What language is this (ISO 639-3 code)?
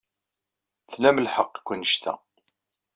kab